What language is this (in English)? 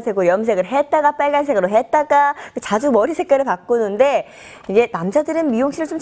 Korean